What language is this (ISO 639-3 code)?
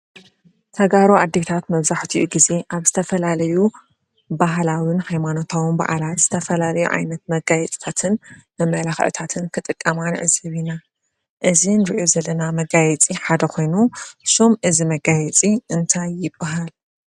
tir